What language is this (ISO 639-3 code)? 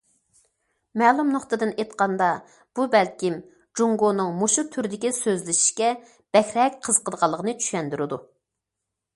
uig